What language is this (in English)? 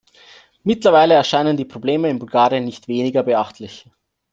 German